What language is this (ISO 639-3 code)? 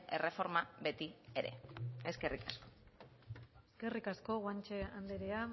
eus